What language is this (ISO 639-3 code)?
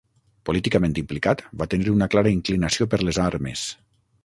cat